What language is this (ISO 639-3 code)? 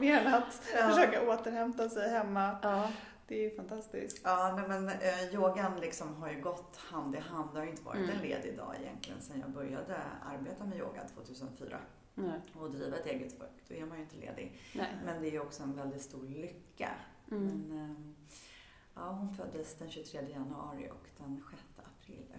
swe